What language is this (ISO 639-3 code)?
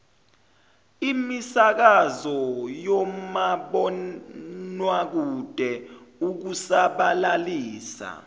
zul